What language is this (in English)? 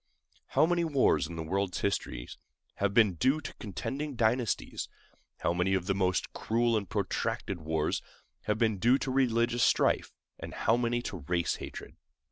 English